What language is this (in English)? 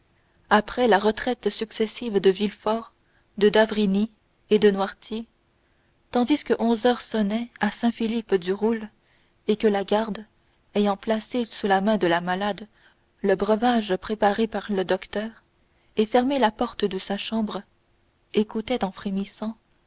French